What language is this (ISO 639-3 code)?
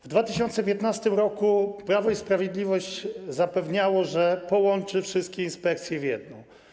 pol